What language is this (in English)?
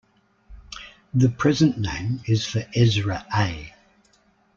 English